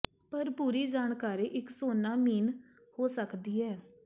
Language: Punjabi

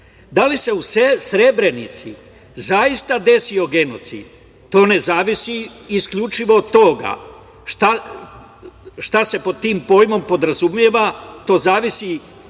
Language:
Serbian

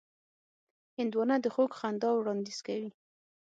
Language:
Pashto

